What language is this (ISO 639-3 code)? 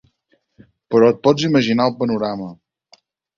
cat